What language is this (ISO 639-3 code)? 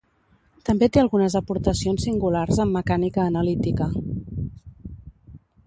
cat